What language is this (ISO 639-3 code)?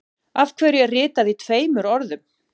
isl